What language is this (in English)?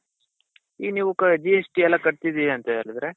Kannada